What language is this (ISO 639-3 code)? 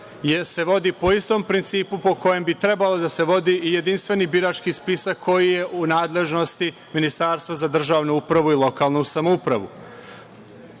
srp